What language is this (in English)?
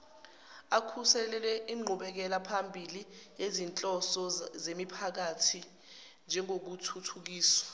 Zulu